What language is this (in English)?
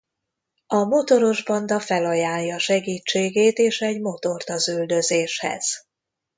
Hungarian